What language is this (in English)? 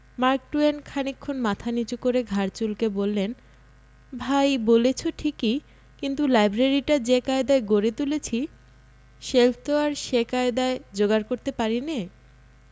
Bangla